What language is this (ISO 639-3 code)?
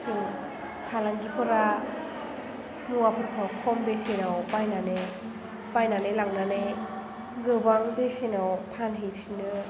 brx